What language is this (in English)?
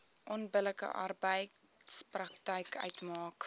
Afrikaans